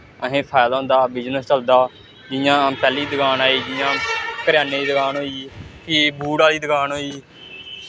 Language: Dogri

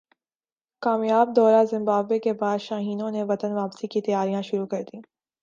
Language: Urdu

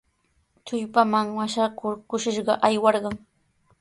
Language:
Sihuas Ancash Quechua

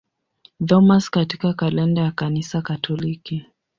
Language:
Swahili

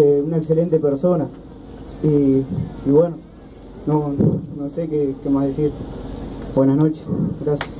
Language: Spanish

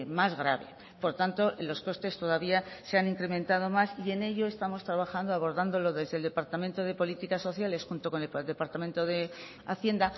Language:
Spanish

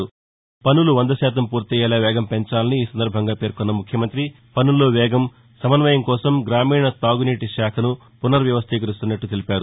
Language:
Telugu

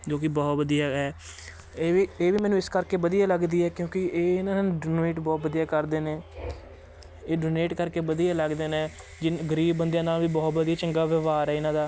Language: Punjabi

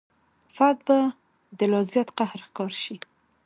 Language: Pashto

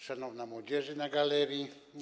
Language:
Polish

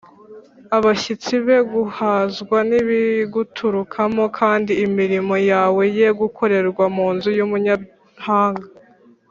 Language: Kinyarwanda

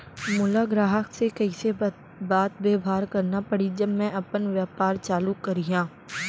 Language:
Chhattisgarhi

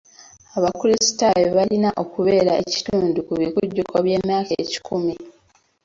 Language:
Ganda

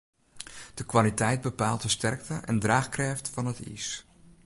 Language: Western Frisian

